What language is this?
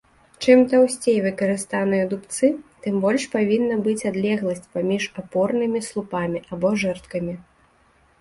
Belarusian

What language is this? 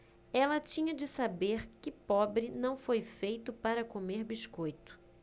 Portuguese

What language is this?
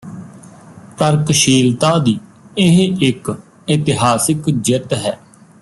Punjabi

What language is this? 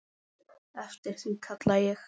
Icelandic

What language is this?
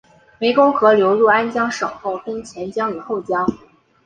Chinese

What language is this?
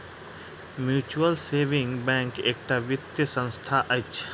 Maithili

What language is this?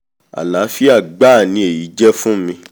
Yoruba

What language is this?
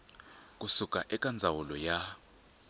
Tsonga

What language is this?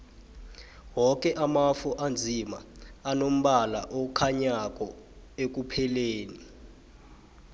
South Ndebele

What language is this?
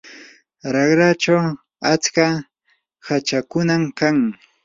Yanahuanca Pasco Quechua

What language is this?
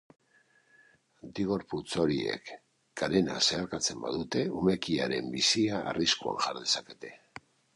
Basque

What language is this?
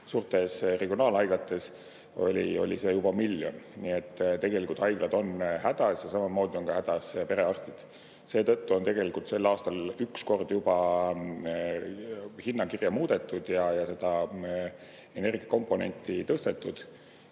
Estonian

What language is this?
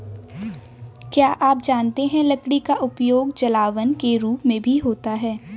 Hindi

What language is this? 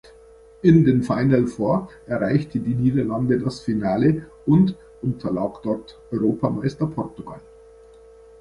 German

